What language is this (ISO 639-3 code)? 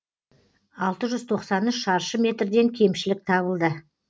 kaz